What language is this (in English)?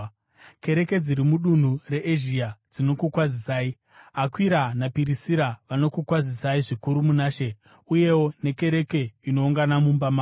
Shona